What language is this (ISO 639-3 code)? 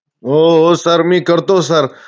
mar